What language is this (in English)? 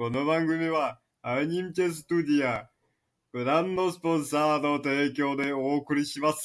Tatar